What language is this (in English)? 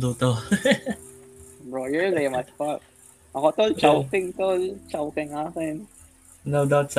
Filipino